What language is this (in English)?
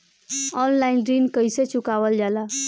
Bhojpuri